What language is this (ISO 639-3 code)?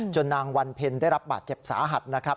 tha